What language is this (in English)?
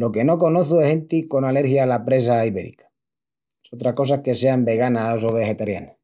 Extremaduran